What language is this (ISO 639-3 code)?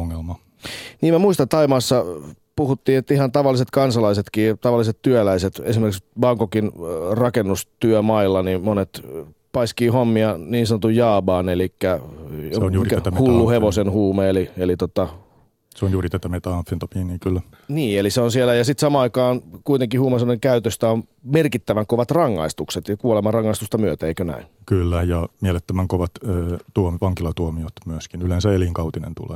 fin